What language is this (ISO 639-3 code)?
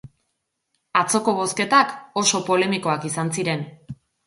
eus